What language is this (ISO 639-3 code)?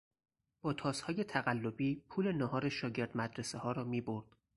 fas